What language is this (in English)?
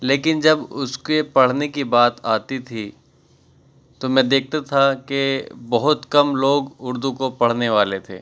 Urdu